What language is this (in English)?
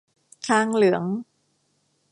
Thai